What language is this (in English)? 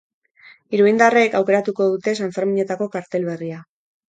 Basque